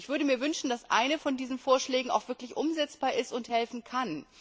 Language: German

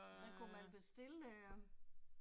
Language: Danish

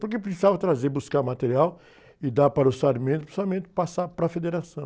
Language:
Portuguese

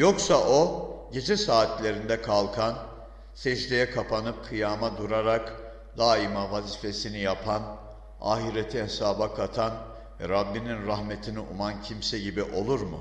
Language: Turkish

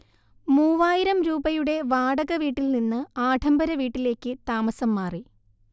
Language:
Malayalam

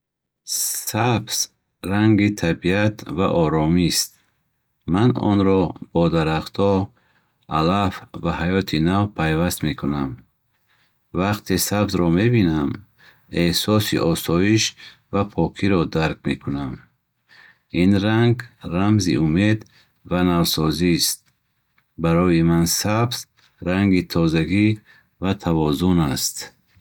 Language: Bukharic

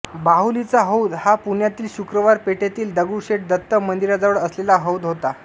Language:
Marathi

